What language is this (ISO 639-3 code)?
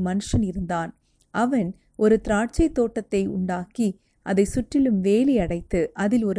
tam